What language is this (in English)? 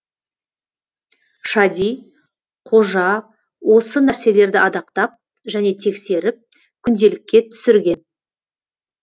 Kazakh